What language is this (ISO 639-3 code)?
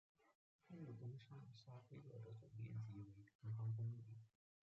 zho